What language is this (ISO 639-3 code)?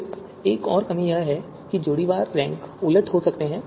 hin